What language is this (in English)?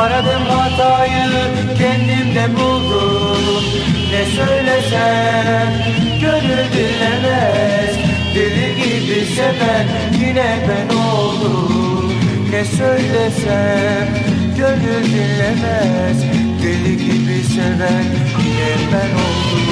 Turkish